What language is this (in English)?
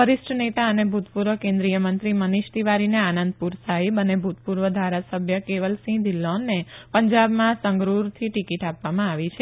Gujarati